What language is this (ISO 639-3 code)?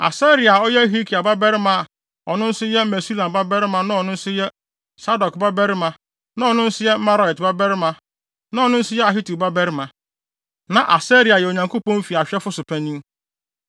aka